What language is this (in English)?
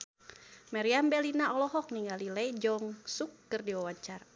Sundanese